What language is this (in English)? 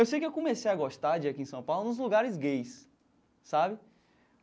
Portuguese